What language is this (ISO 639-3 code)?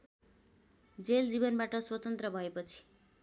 nep